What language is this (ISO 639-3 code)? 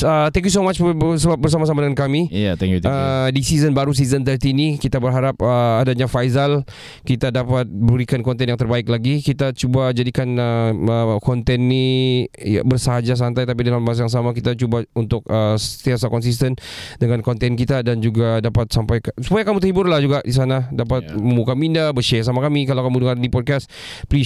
msa